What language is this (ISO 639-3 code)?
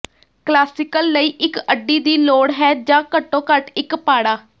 pan